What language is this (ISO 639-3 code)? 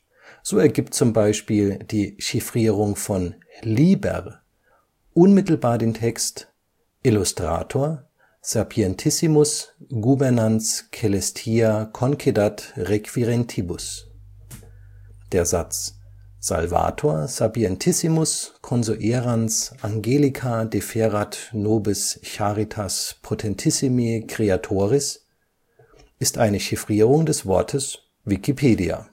deu